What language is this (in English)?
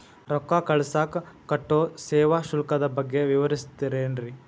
Kannada